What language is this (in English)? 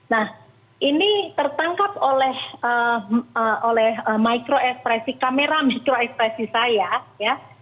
Indonesian